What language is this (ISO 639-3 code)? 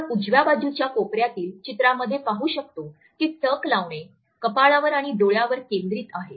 mar